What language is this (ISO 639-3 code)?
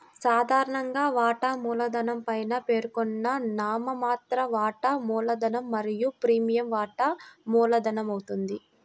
tel